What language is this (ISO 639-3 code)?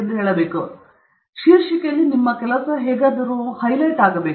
kan